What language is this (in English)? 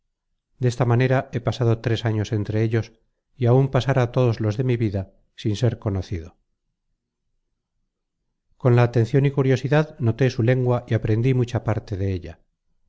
Spanish